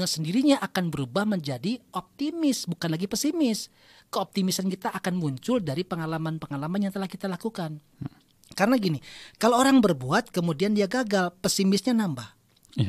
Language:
Indonesian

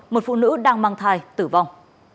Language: Vietnamese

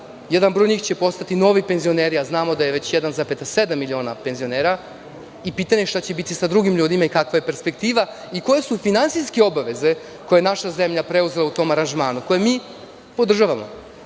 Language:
Serbian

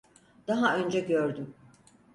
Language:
Turkish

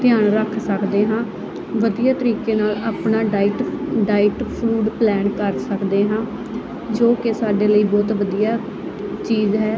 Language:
Punjabi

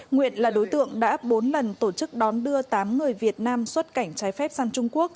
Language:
Vietnamese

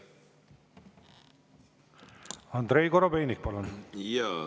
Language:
Estonian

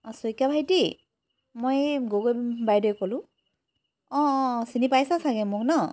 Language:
Assamese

